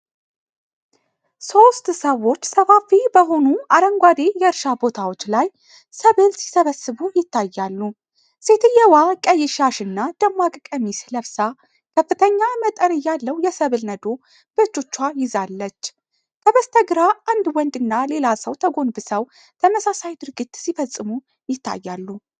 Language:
Amharic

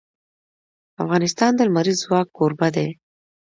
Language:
Pashto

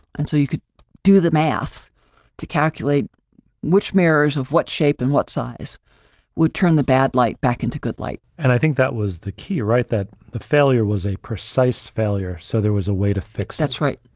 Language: English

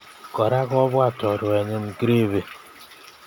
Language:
Kalenjin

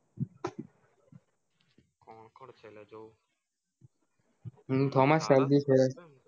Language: Gujarati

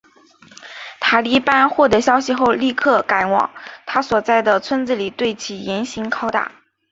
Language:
Chinese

